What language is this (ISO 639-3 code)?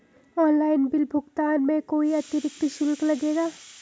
hin